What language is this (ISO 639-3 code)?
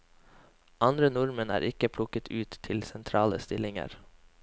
nor